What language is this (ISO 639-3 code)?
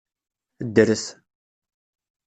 kab